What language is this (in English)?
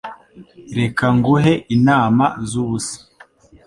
Kinyarwanda